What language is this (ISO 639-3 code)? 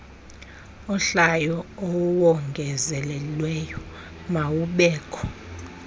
xho